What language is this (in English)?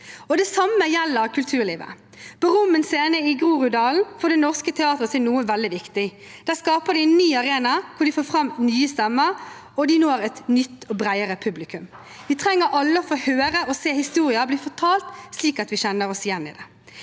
Norwegian